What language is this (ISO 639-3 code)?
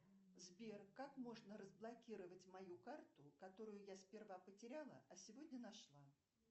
rus